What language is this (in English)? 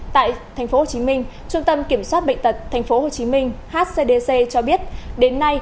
Vietnamese